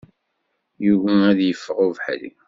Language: Kabyle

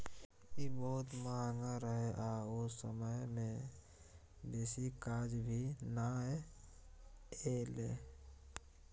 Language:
Maithili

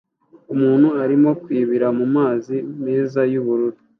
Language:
Kinyarwanda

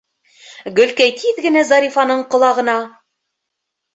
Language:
Bashkir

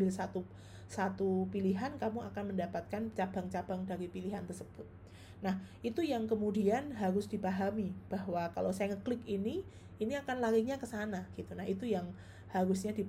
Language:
Indonesian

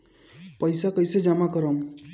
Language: Bhojpuri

